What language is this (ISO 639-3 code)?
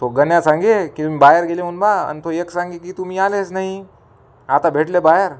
mar